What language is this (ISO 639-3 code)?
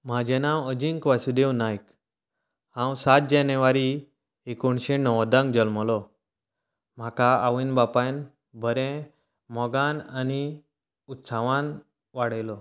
kok